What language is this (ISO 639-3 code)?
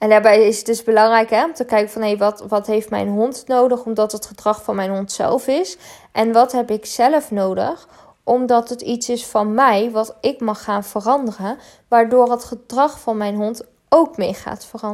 nld